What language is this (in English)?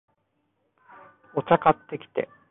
Japanese